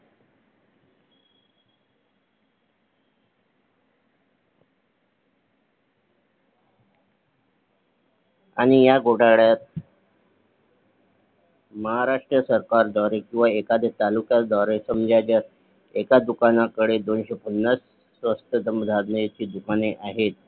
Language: Marathi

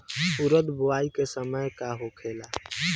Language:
Bhojpuri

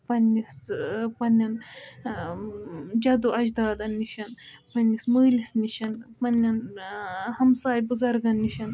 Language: Kashmiri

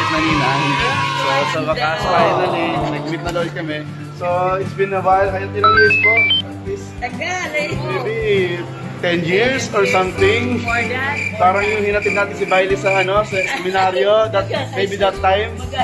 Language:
Filipino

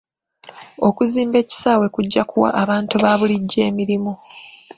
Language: Ganda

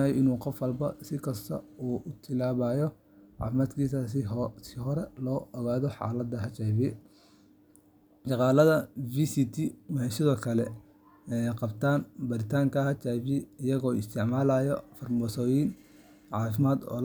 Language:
Somali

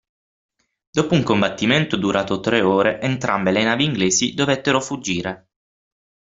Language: Italian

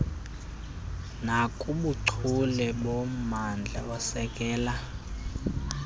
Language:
Xhosa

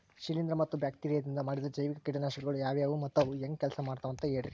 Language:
Kannada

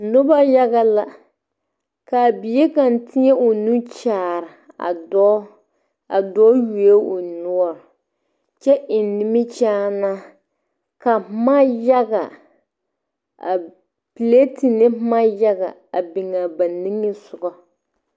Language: Southern Dagaare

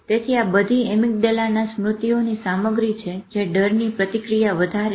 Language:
Gujarati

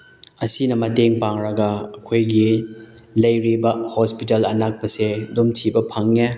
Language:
Manipuri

